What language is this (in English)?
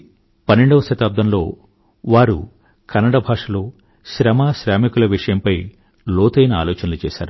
Telugu